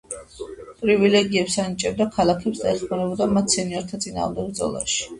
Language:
Georgian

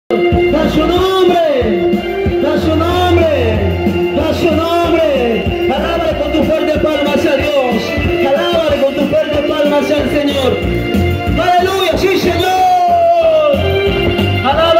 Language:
Romanian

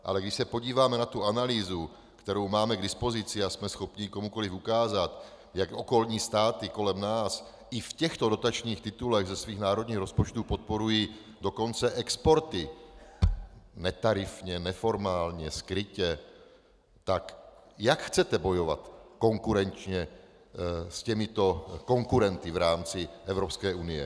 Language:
Czech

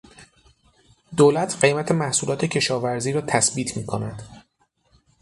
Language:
Persian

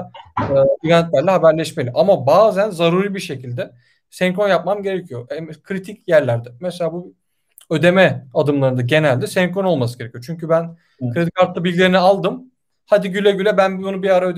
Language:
Turkish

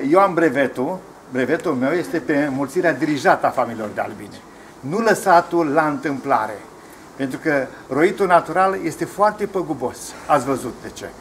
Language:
Romanian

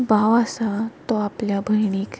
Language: Konkani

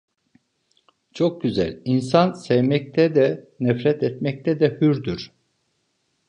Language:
Turkish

